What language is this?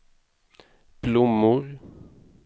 Swedish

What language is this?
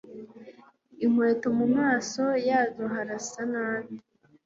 Kinyarwanda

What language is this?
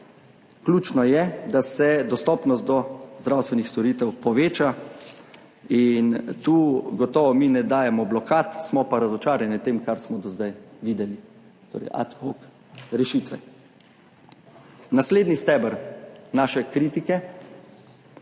Slovenian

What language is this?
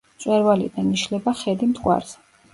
Georgian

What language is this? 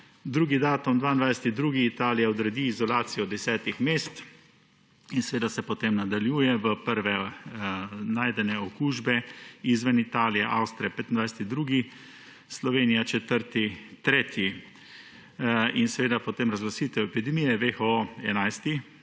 Slovenian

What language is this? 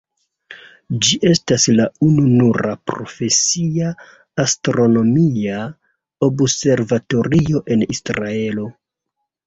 Esperanto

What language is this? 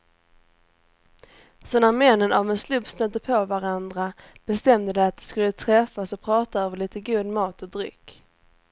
Swedish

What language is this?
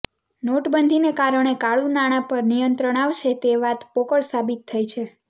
Gujarati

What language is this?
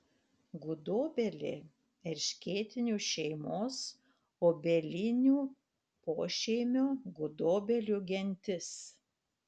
Lithuanian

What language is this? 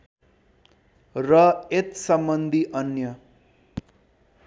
Nepali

